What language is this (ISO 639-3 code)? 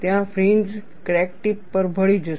guj